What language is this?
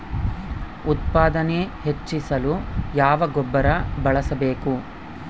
Kannada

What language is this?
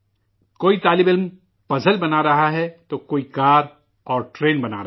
Urdu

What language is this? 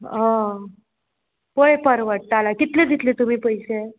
Konkani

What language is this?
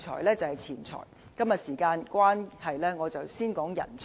Cantonese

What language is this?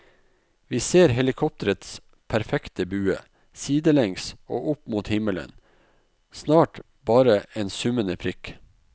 Norwegian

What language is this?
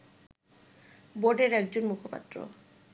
Bangla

